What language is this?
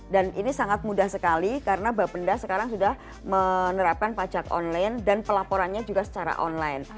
Indonesian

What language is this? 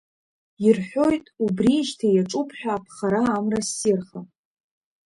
Abkhazian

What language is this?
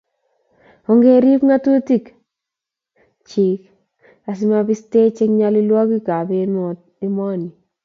Kalenjin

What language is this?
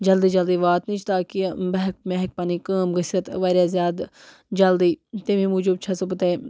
Kashmiri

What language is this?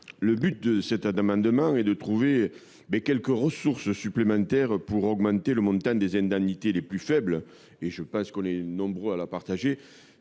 French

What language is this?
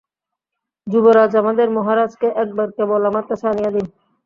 Bangla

